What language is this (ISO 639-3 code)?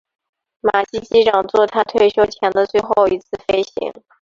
zho